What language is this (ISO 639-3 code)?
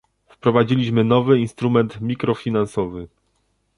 pol